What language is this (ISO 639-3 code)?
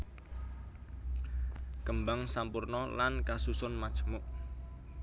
jav